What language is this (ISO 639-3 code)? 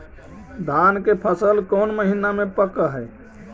mag